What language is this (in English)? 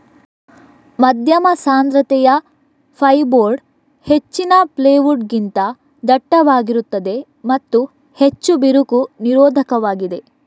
Kannada